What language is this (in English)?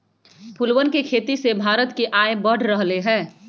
Magahi